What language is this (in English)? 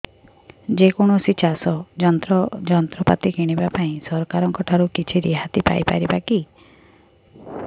Odia